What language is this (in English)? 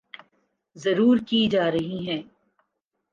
Urdu